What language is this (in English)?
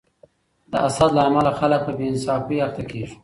Pashto